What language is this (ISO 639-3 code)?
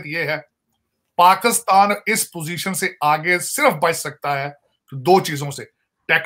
hin